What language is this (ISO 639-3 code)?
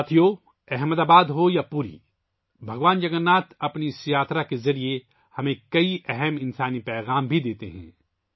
urd